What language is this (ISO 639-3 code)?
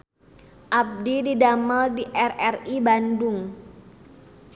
sun